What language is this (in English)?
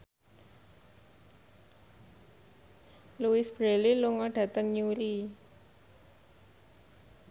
Javanese